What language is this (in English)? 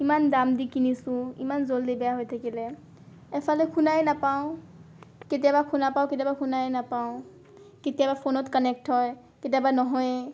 Assamese